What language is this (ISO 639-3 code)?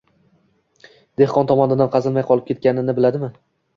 uzb